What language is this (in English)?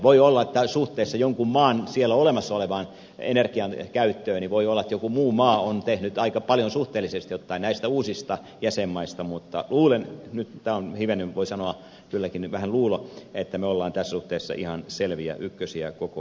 Finnish